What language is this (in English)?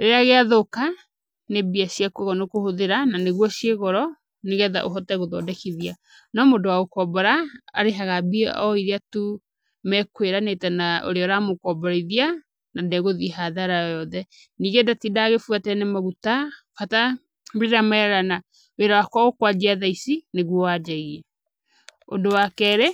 Kikuyu